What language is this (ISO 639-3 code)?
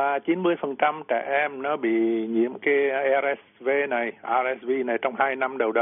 vie